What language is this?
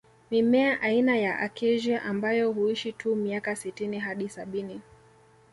Swahili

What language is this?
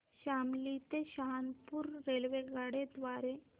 Marathi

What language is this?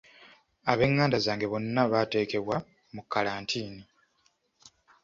Ganda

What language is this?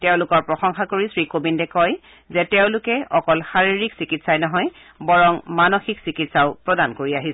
Assamese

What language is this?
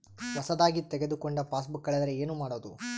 Kannada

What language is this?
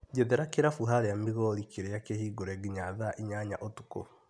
Kikuyu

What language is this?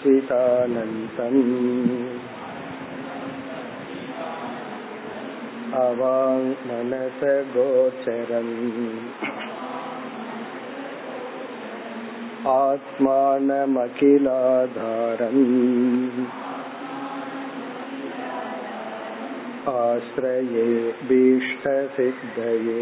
Tamil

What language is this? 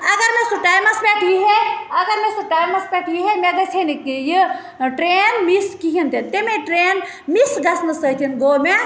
Kashmiri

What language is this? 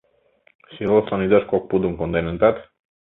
Mari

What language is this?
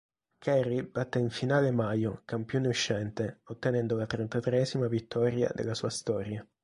Italian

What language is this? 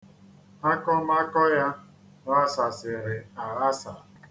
Igbo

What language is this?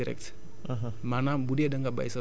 Wolof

